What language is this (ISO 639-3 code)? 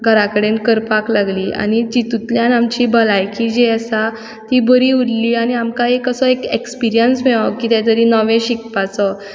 kok